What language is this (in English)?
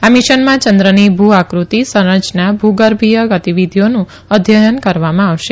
Gujarati